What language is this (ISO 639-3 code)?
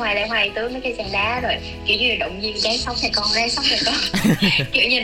vie